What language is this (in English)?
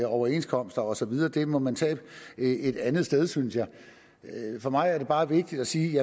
Danish